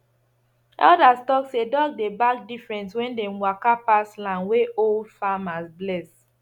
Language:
Nigerian Pidgin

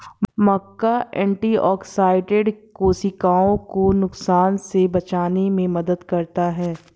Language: Hindi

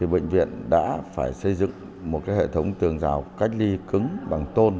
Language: Vietnamese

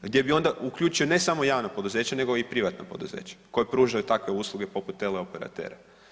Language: Croatian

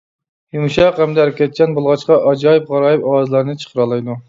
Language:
Uyghur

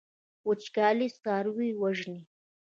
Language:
Pashto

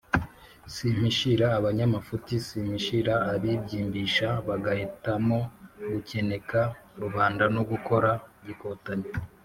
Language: Kinyarwanda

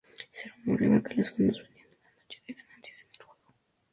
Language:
Spanish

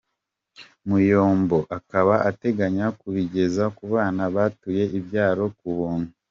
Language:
Kinyarwanda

